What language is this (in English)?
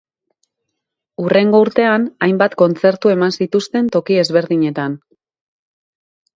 Basque